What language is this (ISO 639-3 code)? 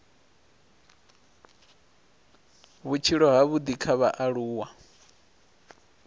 ven